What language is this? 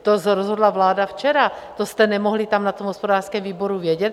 Czech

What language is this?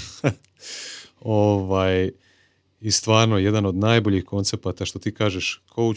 Croatian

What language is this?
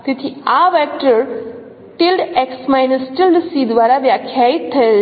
Gujarati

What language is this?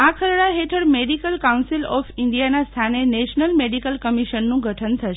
Gujarati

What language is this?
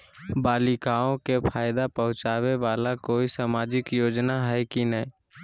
Magahi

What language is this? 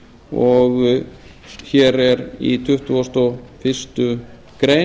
Icelandic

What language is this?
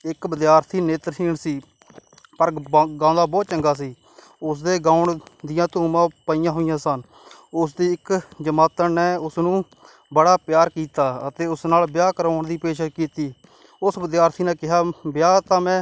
Punjabi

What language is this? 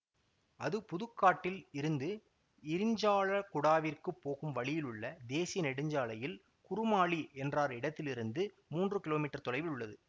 Tamil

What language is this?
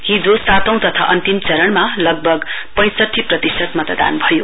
Nepali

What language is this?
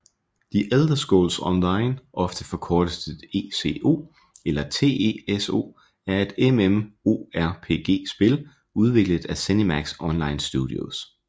Danish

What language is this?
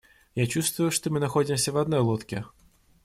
Russian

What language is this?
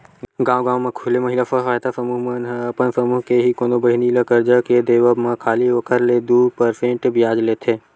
Chhattisgarhi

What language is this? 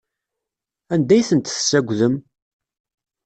Kabyle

